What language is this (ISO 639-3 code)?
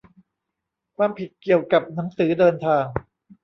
tha